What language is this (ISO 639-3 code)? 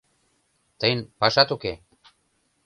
chm